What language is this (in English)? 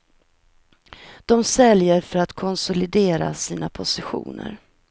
Swedish